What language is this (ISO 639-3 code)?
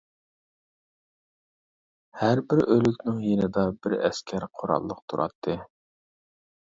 uig